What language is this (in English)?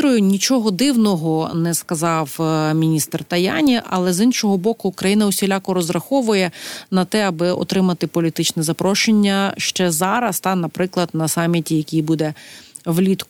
Ukrainian